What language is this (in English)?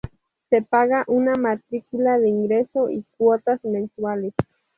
Spanish